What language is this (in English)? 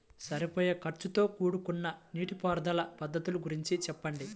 Telugu